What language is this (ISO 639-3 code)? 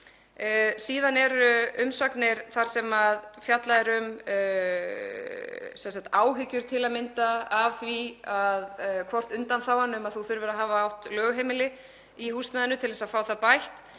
isl